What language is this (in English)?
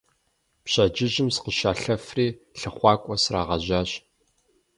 Kabardian